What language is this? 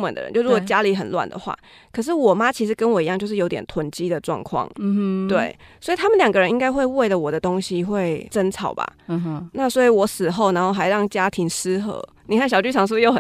Chinese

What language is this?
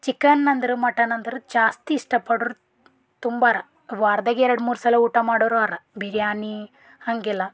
Kannada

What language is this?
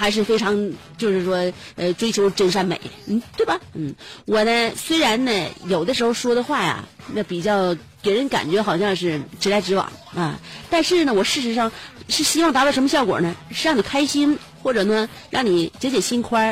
Chinese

